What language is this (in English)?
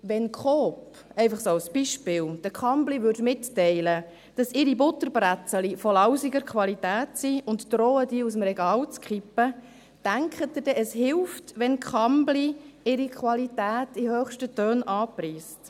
Swiss German